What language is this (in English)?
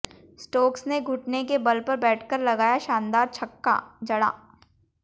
Hindi